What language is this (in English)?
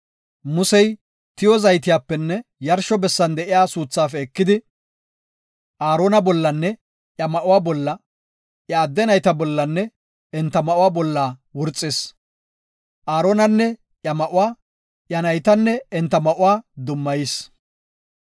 Gofa